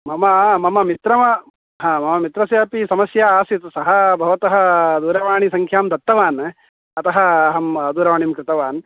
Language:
Sanskrit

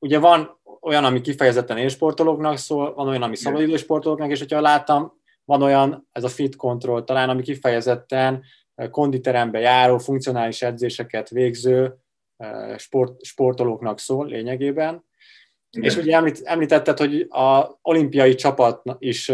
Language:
Hungarian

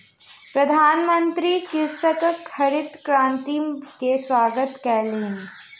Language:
Maithili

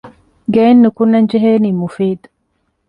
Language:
Divehi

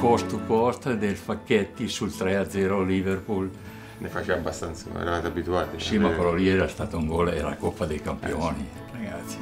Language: Italian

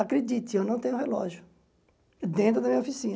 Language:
Portuguese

